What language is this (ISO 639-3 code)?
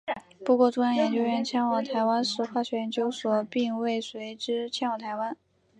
zho